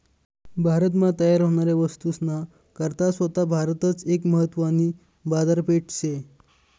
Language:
Marathi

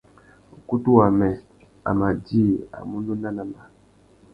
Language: Tuki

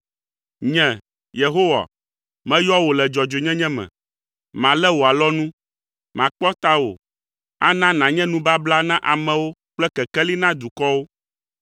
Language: Ewe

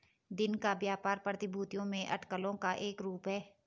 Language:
Hindi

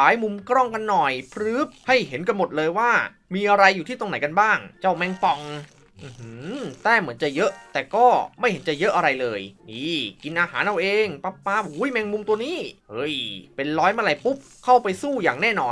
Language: Thai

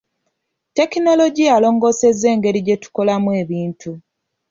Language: Ganda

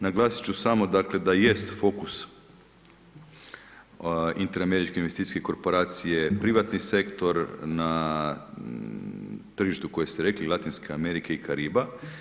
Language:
Croatian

